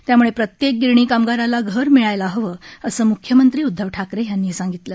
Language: Marathi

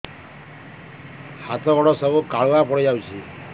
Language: Odia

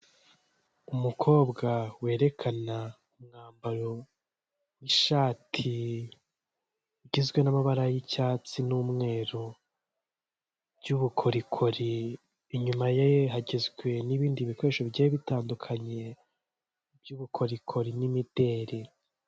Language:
Kinyarwanda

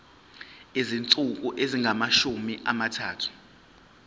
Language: Zulu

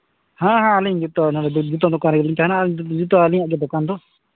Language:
Santali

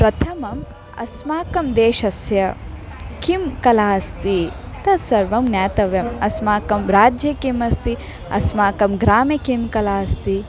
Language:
Sanskrit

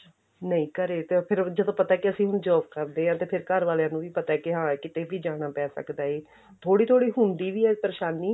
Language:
Punjabi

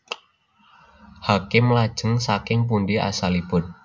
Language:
Javanese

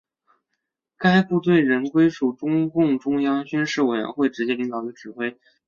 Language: Chinese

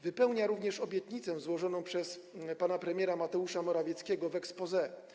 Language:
Polish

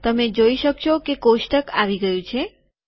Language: Gujarati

